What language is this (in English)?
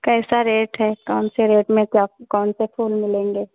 Hindi